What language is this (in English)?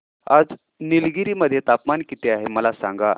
Marathi